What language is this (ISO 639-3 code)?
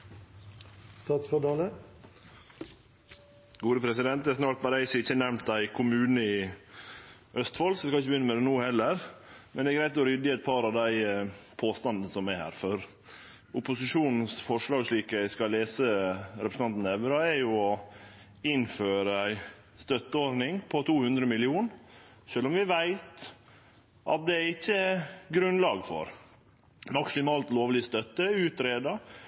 nno